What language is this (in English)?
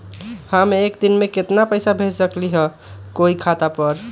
Magahi